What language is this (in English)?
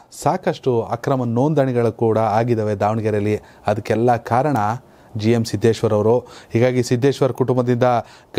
Romanian